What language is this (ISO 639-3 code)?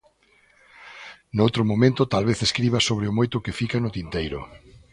glg